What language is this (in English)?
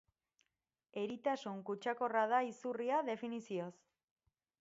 Basque